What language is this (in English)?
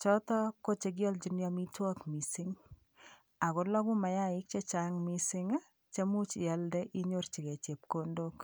Kalenjin